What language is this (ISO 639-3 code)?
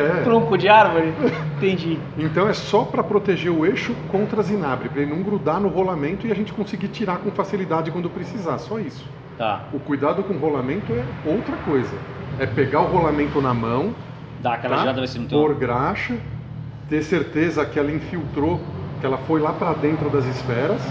por